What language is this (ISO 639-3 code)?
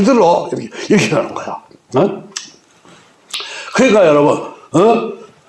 kor